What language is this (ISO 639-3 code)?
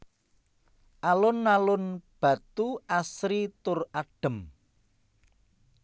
jav